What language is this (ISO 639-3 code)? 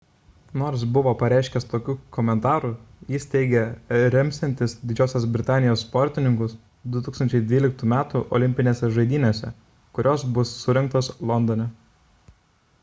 lit